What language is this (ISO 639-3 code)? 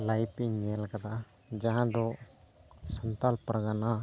sat